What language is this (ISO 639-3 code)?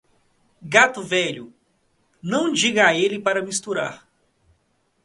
por